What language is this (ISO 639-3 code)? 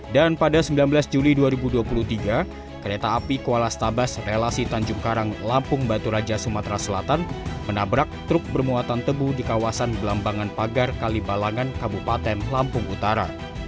ind